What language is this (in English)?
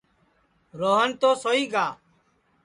Sansi